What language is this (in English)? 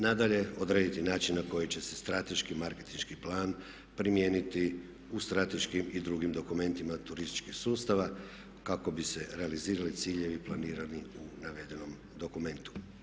Croatian